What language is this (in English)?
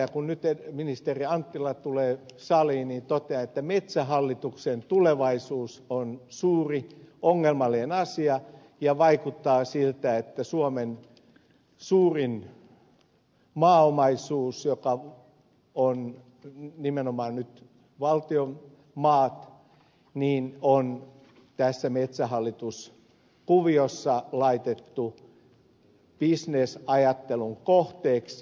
Finnish